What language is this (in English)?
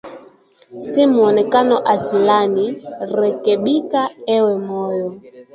Swahili